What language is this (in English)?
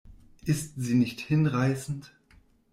German